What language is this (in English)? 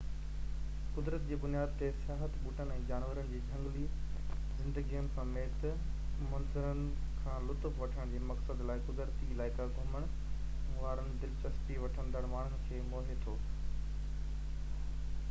Sindhi